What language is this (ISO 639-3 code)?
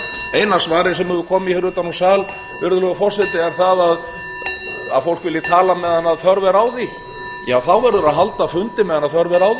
isl